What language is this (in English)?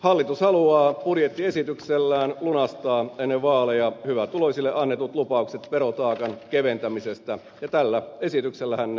Finnish